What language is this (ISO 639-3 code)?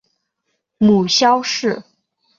zho